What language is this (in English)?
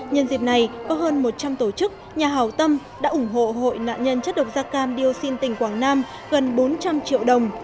Vietnamese